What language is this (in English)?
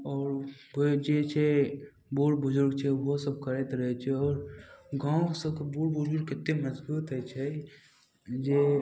Maithili